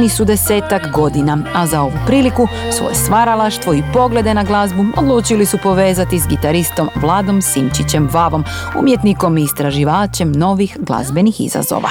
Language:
Croatian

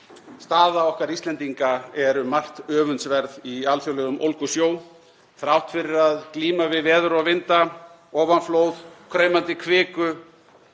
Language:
Icelandic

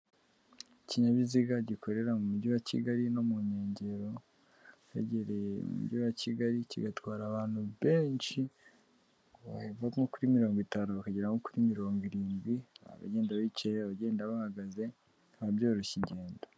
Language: Kinyarwanda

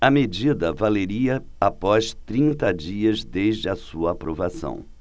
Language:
Portuguese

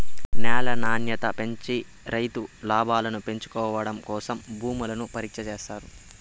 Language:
Telugu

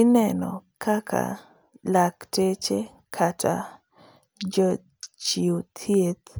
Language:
Luo (Kenya and Tanzania)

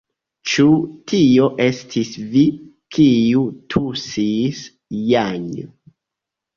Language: Esperanto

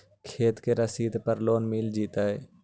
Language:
Magahi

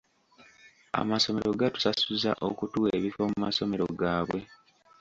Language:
Ganda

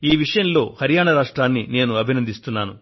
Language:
Telugu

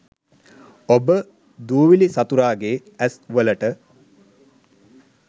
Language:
Sinhala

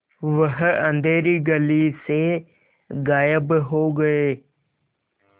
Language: Hindi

